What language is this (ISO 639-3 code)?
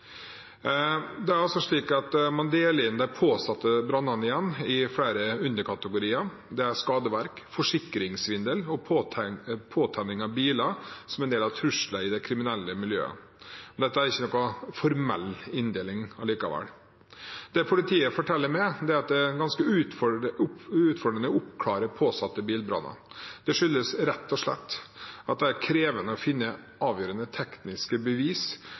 nob